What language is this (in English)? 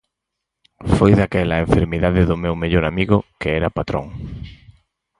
Galician